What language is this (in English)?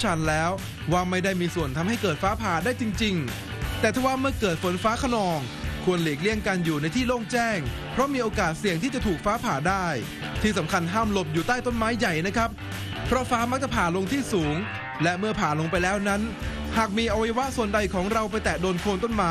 Thai